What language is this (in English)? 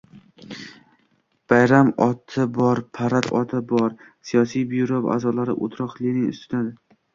Uzbek